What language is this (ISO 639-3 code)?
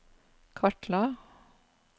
nor